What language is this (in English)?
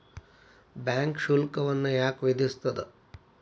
Kannada